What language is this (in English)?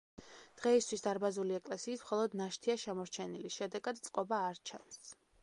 Georgian